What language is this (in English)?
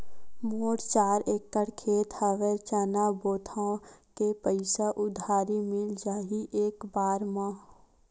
Chhattisgarhi